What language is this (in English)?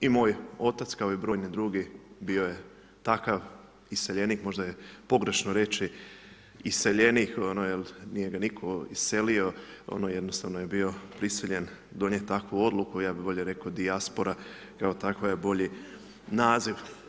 Croatian